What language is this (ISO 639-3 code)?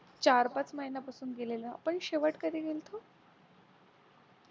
mar